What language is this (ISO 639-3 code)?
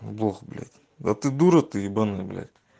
rus